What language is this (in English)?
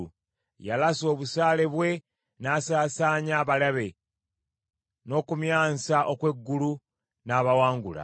Ganda